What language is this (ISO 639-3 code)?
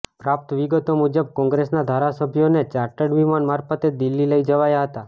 guj